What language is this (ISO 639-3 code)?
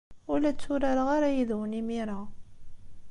kab